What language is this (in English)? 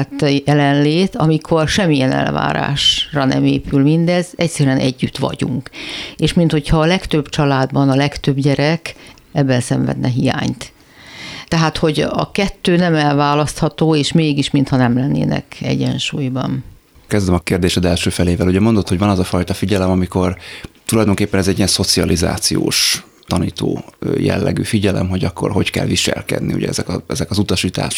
Hungarian